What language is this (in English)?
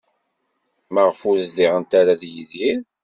Kabyle